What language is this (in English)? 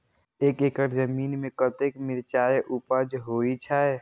Maithili